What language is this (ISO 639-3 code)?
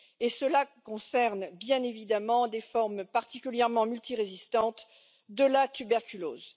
fra